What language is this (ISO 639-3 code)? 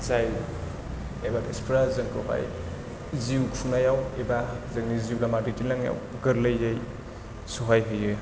brx